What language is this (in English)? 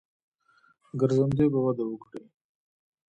Pashto